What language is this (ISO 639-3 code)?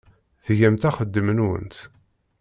kab